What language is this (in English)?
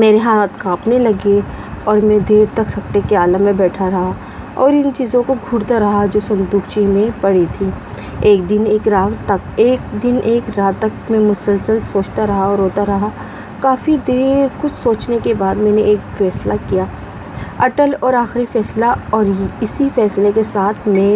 Urdu